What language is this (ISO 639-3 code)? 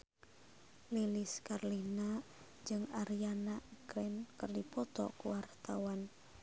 sun